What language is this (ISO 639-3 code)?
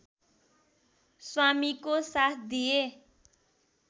nep